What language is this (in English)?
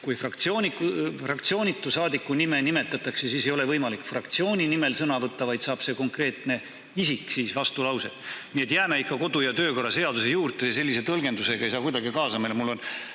Estonian